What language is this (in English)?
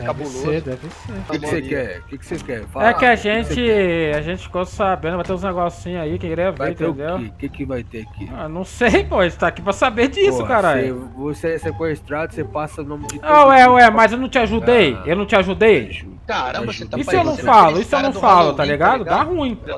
Portuguese